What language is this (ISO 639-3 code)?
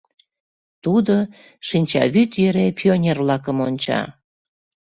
chm